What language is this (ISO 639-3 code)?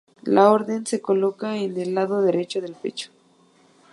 spa